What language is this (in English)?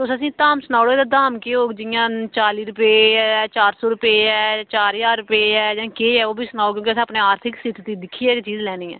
Dogri